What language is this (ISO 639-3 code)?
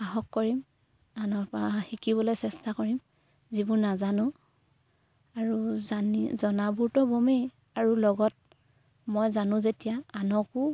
asm